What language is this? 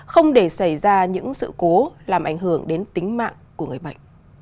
Vietnamese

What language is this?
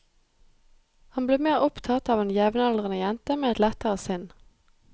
Norwegian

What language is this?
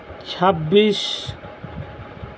Santali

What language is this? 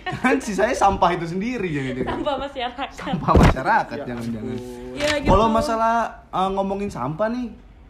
Indonesian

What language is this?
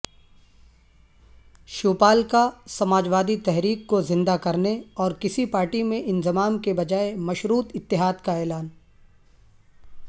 Urdu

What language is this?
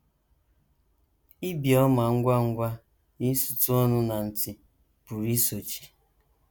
Igbo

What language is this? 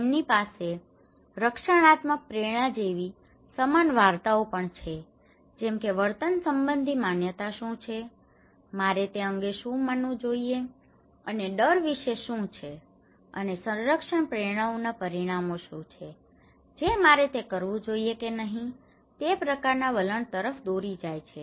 Gujarati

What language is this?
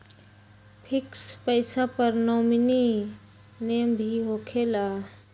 Magahi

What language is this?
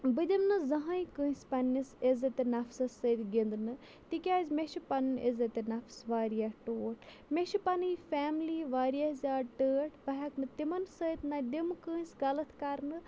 Kashmiri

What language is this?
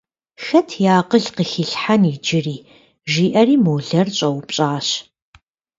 Kabardian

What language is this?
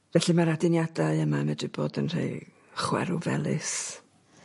Welsh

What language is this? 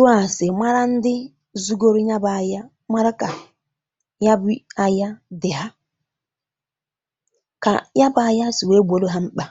Igbo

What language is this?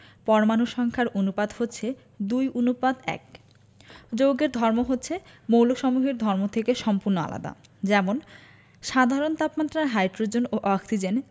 Bangla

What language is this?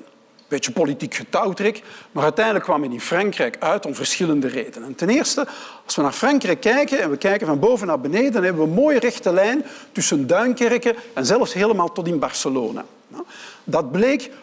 Dutch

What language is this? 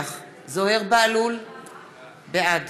Hebrew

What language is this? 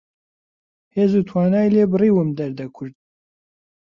Central Kurdish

